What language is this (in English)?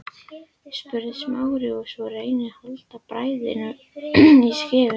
Icelandic